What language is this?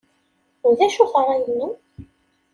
Kabyle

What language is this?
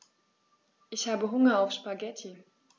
German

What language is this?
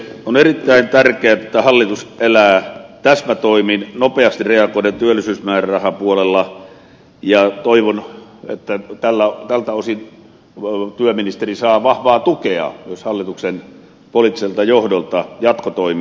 Finnish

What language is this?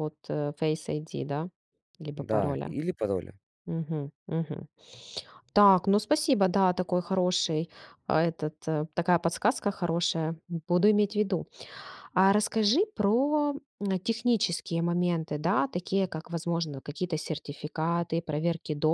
Russian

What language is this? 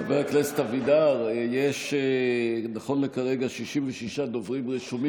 Hebrew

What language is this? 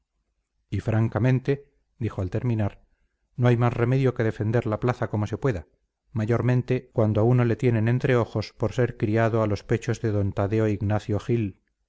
Spanish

